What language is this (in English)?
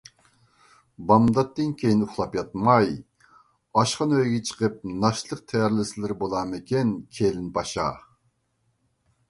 Uyghur